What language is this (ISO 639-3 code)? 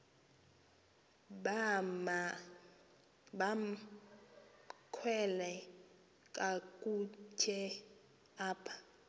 xho